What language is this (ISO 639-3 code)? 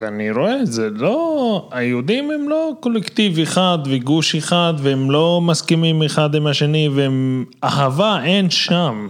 heb